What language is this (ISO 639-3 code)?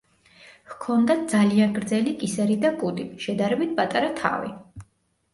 kat